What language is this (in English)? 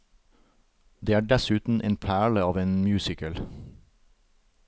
Norwegian